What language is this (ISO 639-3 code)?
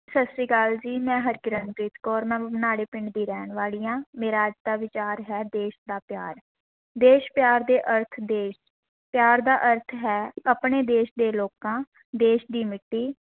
pan